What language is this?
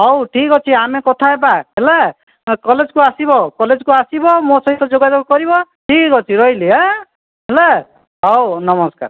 Odia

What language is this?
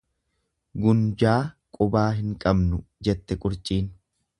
Oromo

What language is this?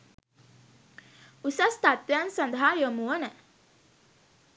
Sinhala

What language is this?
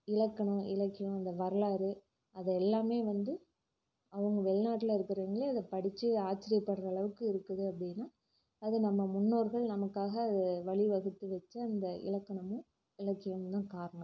Tamil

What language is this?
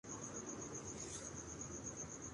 Urdu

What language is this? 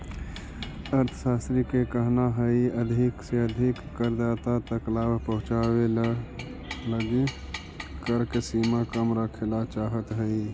Magahi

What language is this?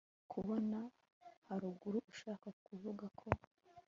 Kinyarwanda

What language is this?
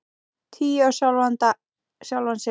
Icelandic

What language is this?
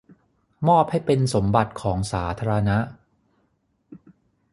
Thai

